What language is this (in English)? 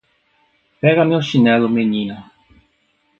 Portuguese